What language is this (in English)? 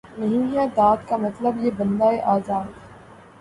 Urdu